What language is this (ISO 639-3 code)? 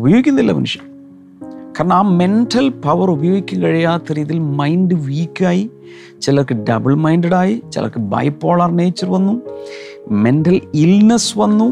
mal